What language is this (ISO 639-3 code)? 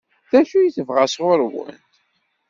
kab